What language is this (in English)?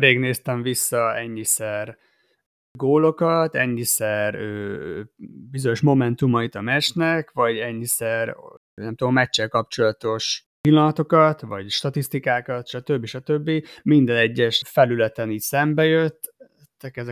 Hungarian